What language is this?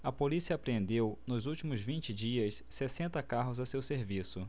Portuguese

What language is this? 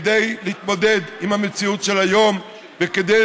Hebrew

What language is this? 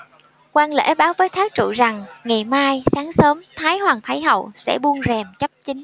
Vietnamese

